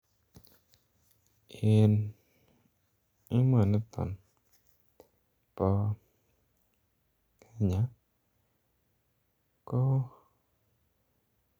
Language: Kalenjin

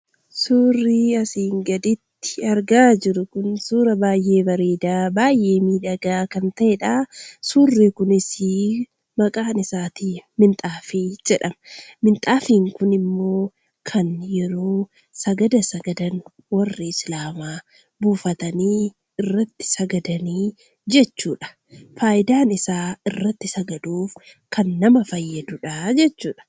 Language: Oromo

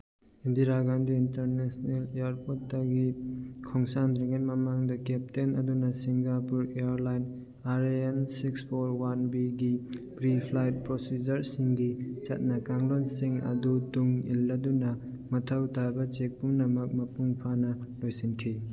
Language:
Manipuri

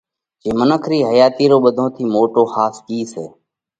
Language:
Parkari Koli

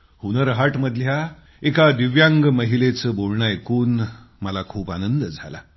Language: Marathi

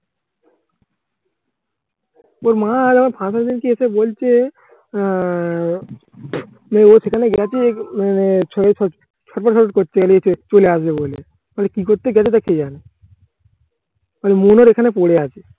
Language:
Bangla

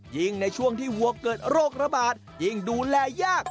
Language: Thai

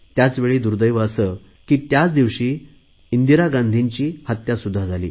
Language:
Marathi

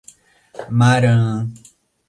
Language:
Portuguese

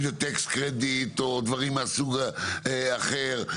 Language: Hebrew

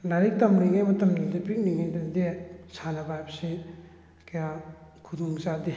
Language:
Manipuri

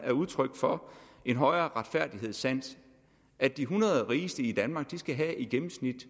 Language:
Danish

